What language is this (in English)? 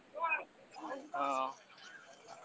Odia